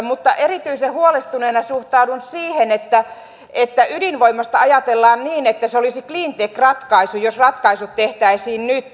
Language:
Finnish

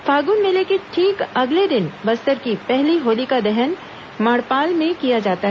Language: Hindi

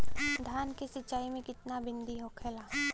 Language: Bhojpuri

